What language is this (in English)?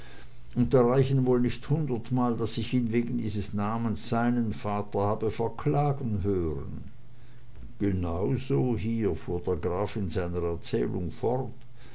German